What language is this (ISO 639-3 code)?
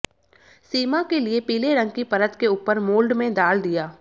hin